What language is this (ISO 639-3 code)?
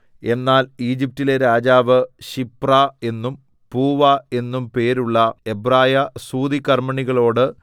mal